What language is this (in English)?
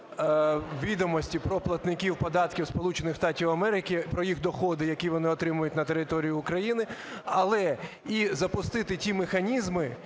Ukrainian